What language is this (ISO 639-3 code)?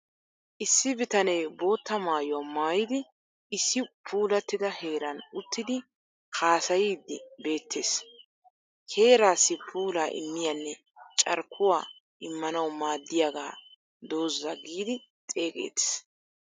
wal